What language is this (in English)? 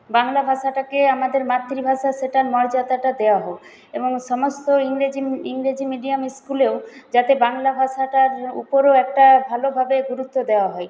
Bangla